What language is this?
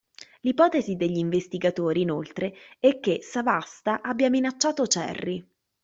Italian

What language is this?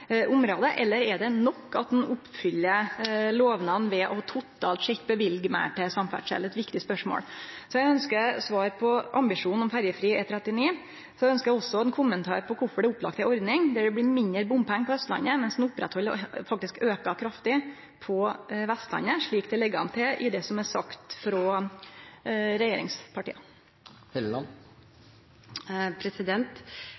Norwegian Nynorsk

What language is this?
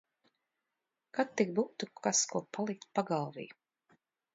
Latvian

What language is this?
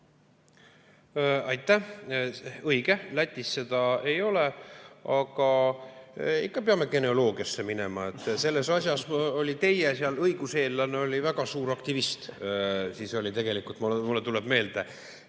Estonian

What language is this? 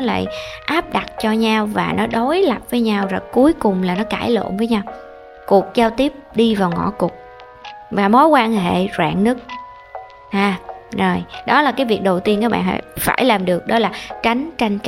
Vietnamese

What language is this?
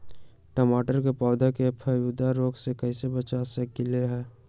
Magahi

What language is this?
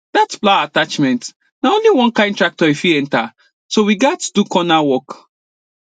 Nigerian Pidgin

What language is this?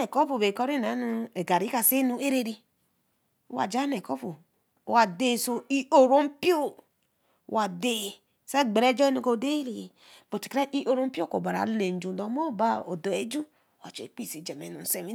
Eleme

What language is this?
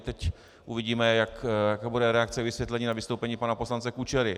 Czech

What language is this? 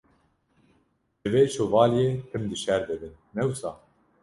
Kurdish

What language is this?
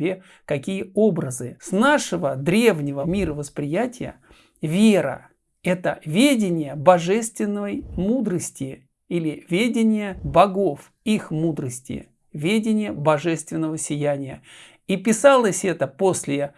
Russian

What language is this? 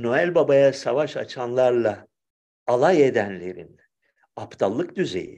Turkish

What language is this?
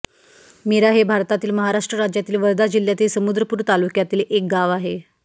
Marathi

